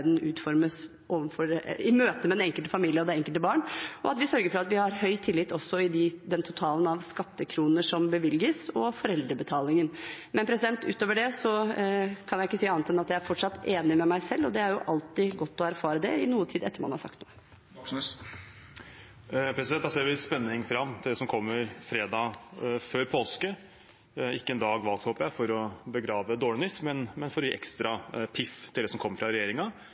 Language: Norwegian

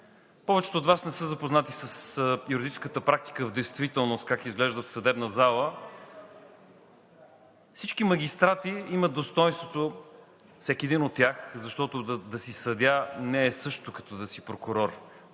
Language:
Bulgarian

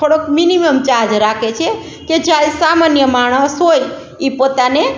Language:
Gujarati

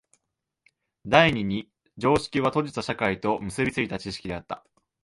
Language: Japanese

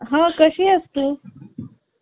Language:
Marathi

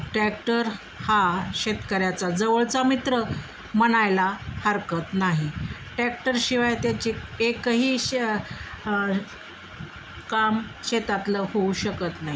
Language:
Marathi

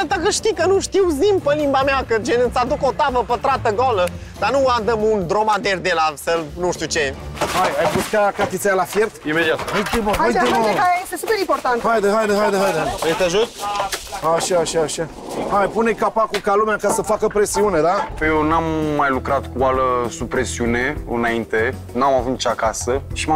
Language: Romanian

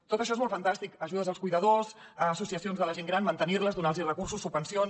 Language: Catalan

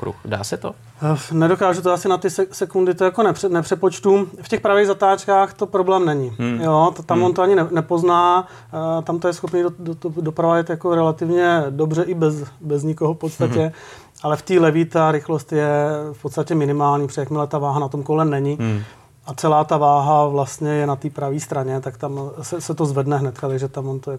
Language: Czech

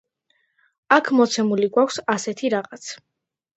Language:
Georgian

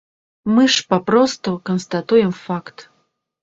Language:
Belarusian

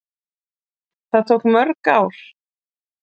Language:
Icelandic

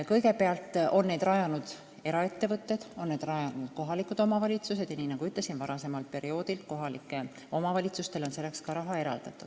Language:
Estonian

